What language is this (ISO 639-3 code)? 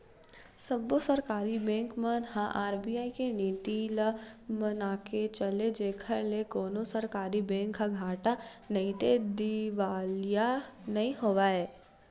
hne